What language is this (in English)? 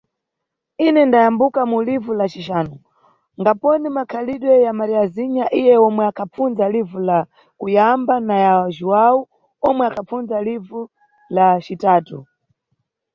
Nyungwe